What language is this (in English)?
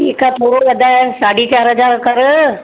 Sindhi